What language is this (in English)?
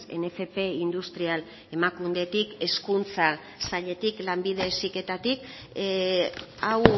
Basque